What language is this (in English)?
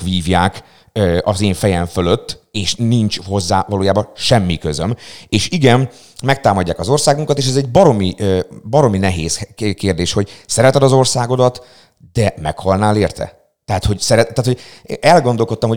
Hungarian